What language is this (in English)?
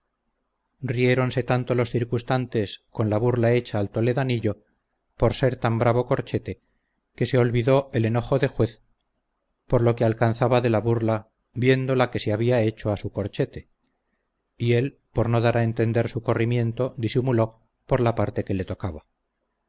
Spanish